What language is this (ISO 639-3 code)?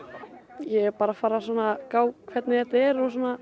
isl